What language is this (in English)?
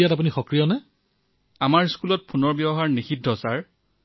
Assamese